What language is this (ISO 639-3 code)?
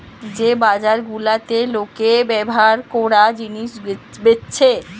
ben